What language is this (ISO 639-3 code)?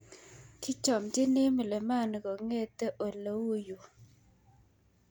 kln